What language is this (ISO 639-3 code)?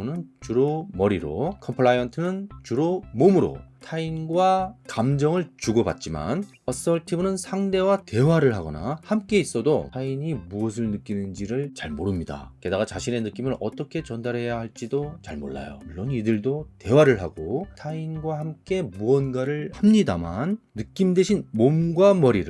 kor